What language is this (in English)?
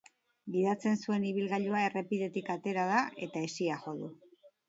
Basque